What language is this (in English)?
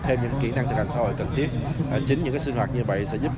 Vietnamese